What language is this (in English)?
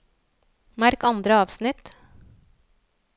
Norwegian